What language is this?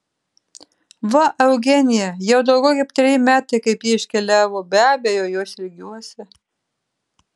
Lithuanian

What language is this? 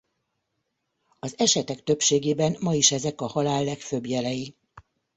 Hungarian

